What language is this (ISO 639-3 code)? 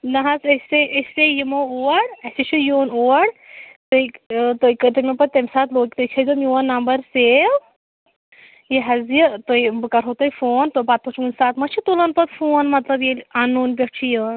kas